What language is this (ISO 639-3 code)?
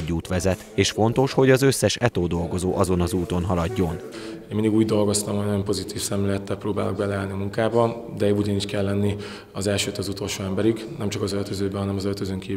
hun